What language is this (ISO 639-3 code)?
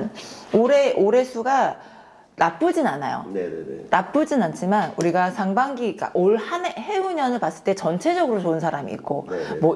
kor